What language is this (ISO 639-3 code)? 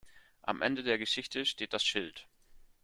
deu